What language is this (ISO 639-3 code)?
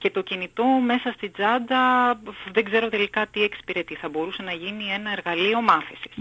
ell